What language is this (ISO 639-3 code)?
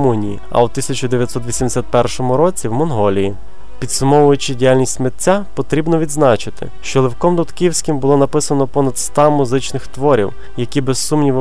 ukr